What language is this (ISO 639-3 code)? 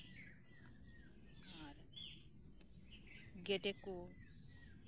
sat